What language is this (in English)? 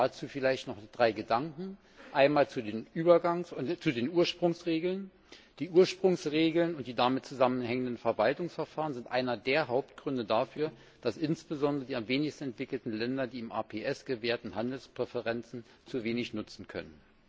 German